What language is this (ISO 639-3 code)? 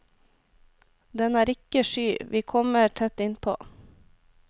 nor